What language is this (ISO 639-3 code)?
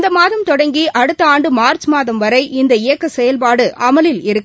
tam